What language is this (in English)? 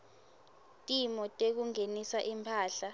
Swati